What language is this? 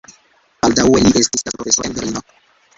Esperanto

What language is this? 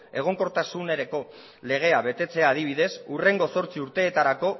Basque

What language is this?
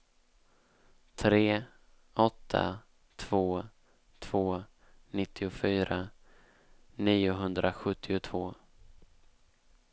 Swedish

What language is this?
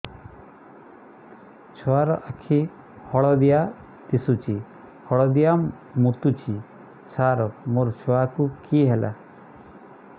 Odia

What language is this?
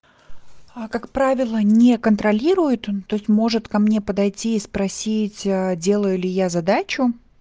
Russian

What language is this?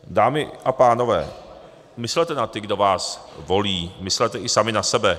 Czech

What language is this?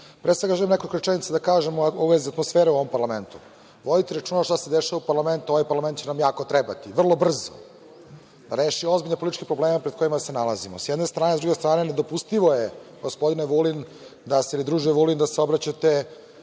Serbian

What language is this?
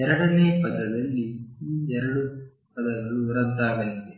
Kannada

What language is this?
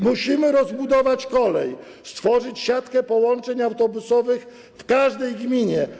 Polish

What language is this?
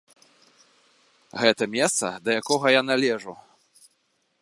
Belarusian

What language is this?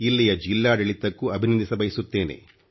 Kannada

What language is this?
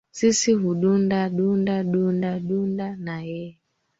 Swahili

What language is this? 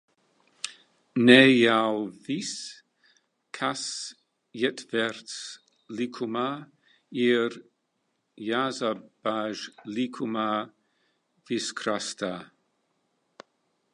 Latvian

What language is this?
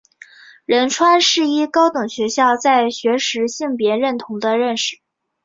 Chinese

